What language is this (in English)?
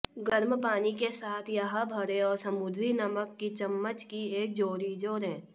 Hindi